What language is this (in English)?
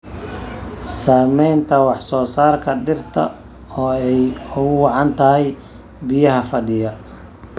Somali